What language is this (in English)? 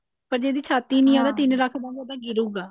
Punjabi